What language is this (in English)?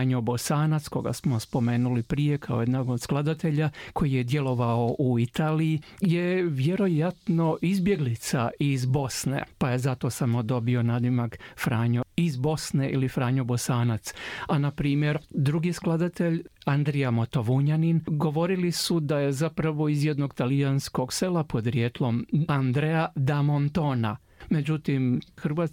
Croatian